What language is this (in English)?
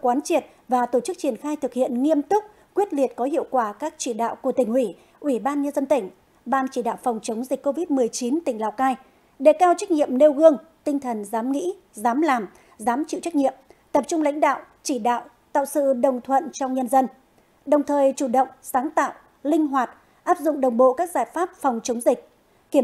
Vietnamese